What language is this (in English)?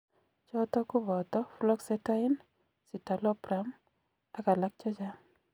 Kalenjin